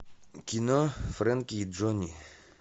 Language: Russian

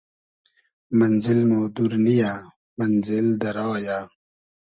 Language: Hazaragi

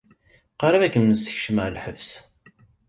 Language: Kabyle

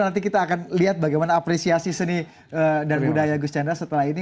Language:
Indonesian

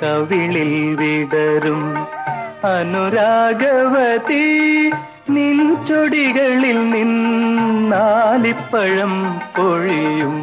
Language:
Malayalam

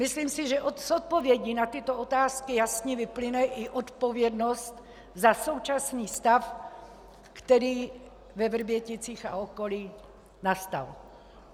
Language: Czech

